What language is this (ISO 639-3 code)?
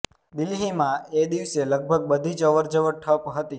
guj